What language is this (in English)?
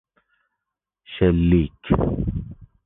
Persian